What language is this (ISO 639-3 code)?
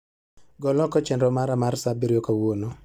luo